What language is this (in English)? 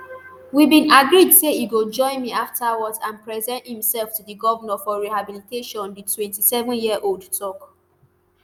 Nigerian Pidgin